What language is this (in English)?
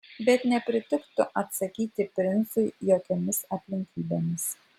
Lithuanian